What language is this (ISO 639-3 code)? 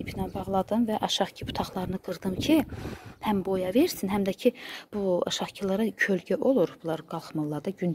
tur